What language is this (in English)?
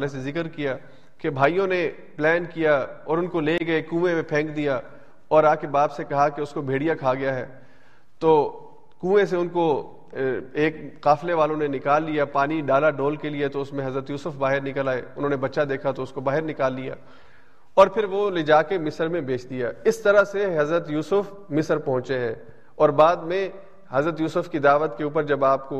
Urdu